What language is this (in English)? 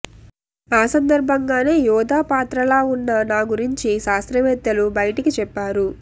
Telugu